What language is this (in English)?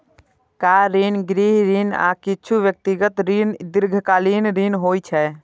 Maithili